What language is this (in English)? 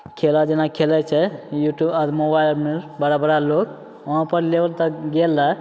Maithili